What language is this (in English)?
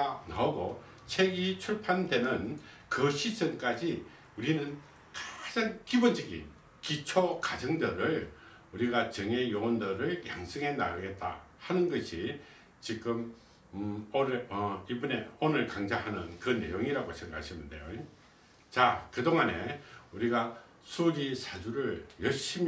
Korean